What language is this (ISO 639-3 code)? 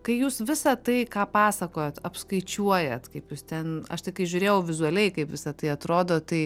lit